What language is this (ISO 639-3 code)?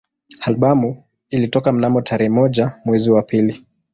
swa